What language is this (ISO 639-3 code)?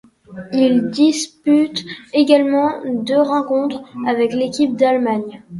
fra